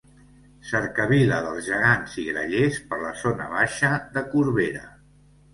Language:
Catalan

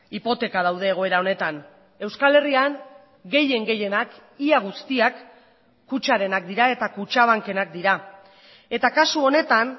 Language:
Basque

